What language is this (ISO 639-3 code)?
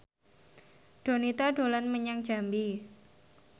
jav